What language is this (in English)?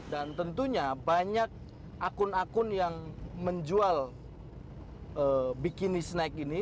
Indonesian